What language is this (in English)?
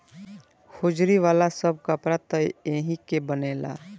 Bhojpuri